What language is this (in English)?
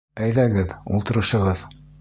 Bashkir